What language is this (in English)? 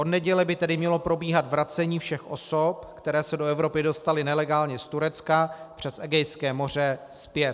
Czech